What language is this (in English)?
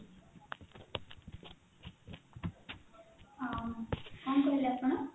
Odia